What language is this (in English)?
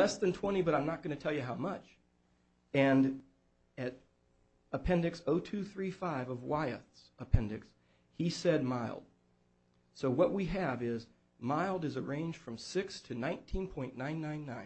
English